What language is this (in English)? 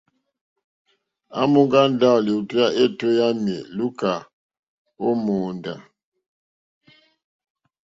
Mokpwe